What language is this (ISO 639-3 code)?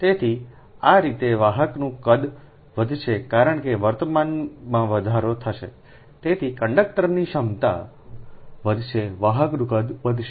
guj